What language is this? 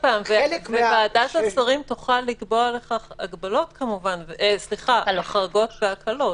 Hebrew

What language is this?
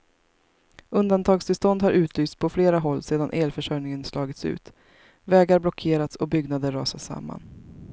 Swedish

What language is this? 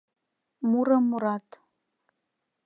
Mari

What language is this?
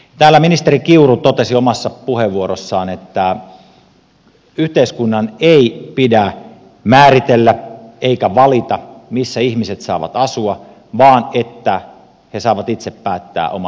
Finnish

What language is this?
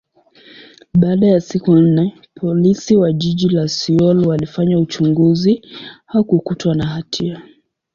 Swahili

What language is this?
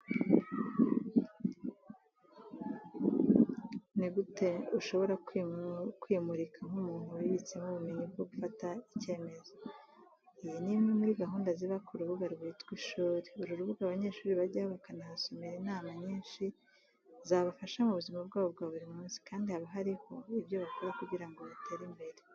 Kinyarwanda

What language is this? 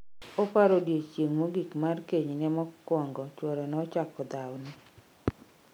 Luo (Kenya and Tanzania)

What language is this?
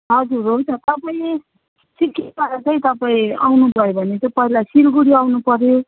Nepali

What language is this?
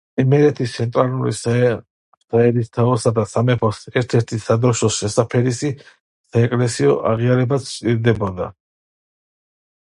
Georgian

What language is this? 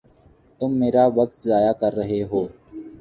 Urdu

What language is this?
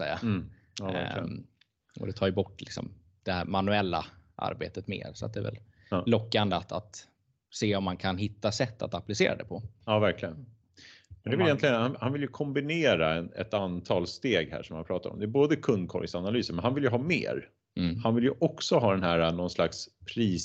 Swedish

